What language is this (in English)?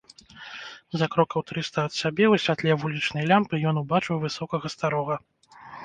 Belarusian